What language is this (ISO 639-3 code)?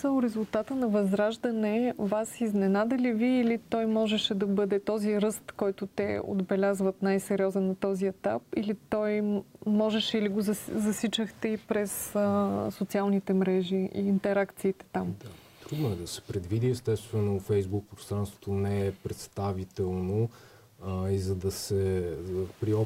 bul